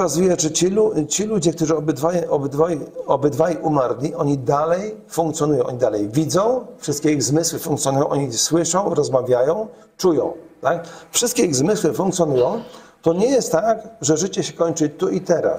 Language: Polish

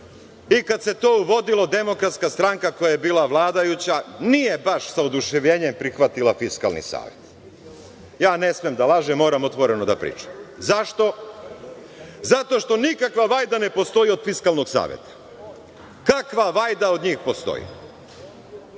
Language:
Serbian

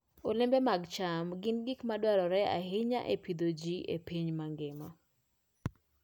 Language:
Luo (Kenya and Tanzania)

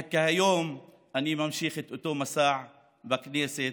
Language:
Hebrew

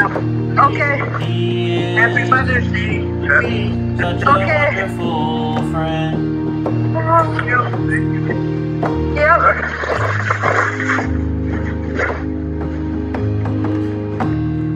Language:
English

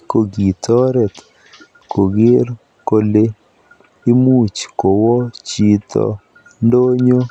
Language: Kalenjin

